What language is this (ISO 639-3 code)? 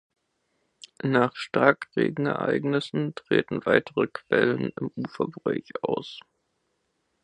deu